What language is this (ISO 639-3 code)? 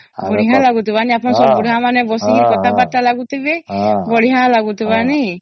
ori